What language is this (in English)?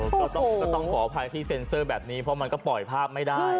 Thai